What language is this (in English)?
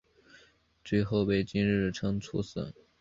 Chinese